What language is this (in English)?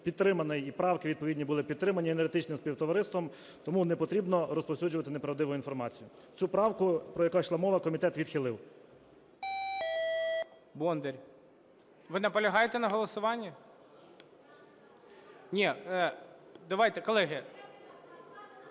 Ukrainian